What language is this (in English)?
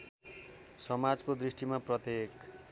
Nepali